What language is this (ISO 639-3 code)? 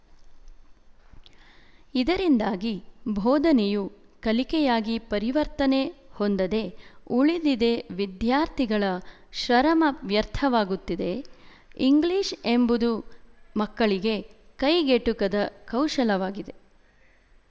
kan